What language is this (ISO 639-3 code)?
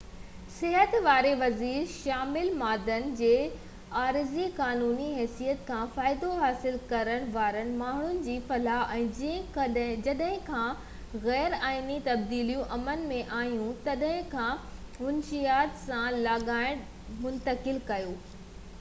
snd